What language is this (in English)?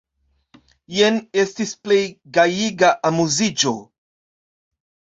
Esperanto